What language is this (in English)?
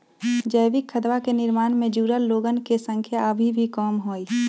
Magahi